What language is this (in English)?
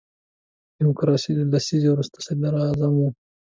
Pashto